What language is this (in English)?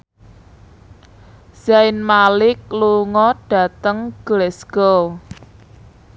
Javanese